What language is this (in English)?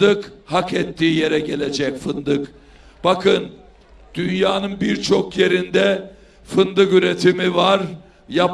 Turkish